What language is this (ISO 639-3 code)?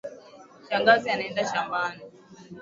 swa